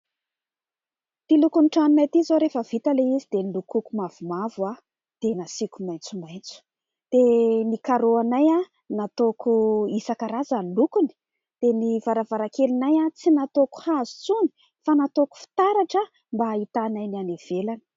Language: Malagasy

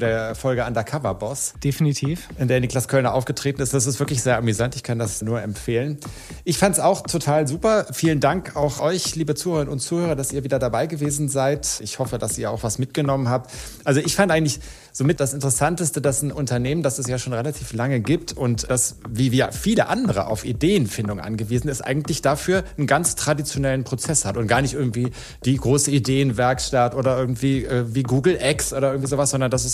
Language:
German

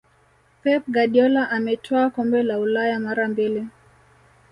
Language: Swahili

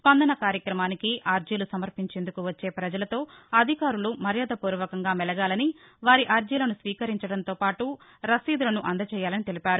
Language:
Telugu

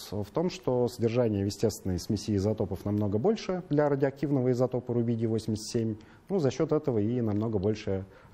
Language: Russian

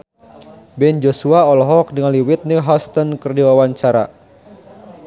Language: Sundanese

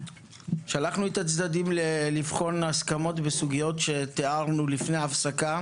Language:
Hebrew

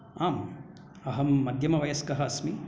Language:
Sanskrit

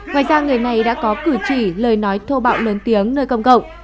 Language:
Vietnamese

